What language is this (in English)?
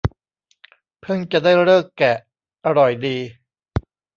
Thai